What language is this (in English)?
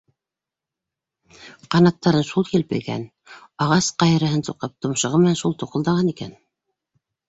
Bashkir